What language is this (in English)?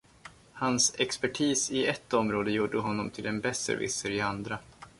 Swedish